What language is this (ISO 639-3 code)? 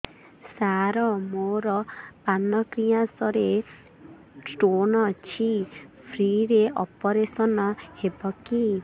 ori